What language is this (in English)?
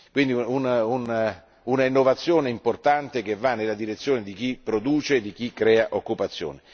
Italian